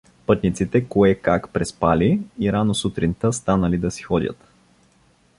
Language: Bulgarian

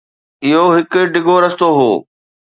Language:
Sindhi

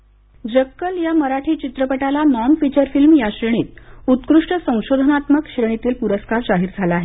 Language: Marathi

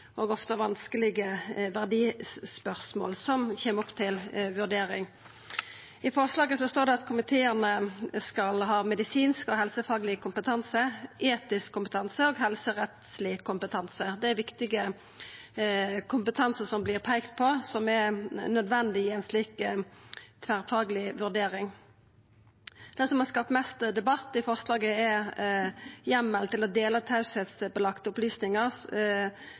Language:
Norwegian Nynorsk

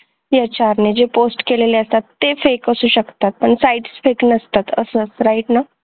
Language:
Marathi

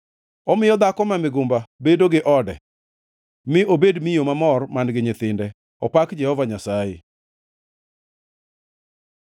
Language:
Luo (Kenya and Tanzania)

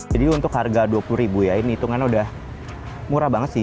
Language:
Indonesian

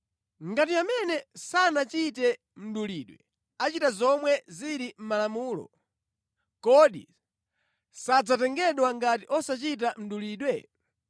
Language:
Nyanja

